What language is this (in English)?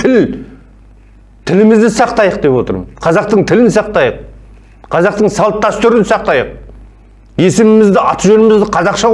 Turkish